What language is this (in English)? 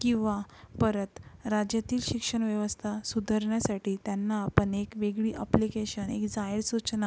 Marathi